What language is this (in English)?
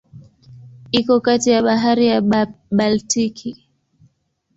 Swahili